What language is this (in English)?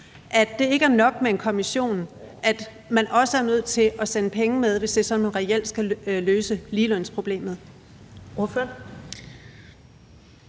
Danish